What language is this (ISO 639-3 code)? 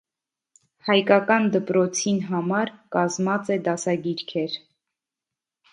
hye